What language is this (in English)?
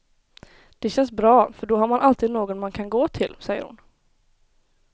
Swedish